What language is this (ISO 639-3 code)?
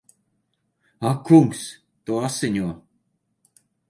lav